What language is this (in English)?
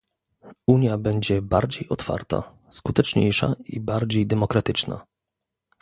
Polish